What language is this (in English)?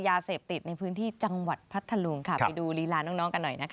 Thai